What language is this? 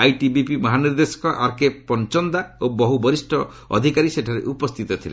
Odia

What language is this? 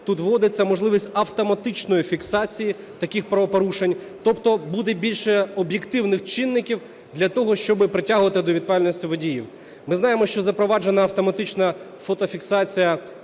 Ukrainian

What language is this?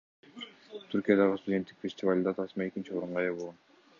Kyrgyz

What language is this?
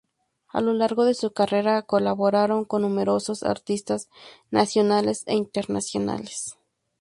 Spanish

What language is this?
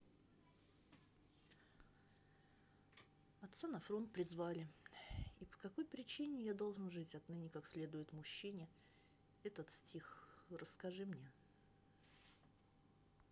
Russian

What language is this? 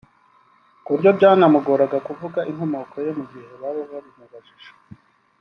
Kinyarwanda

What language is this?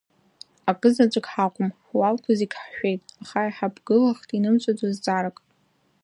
Abkhazian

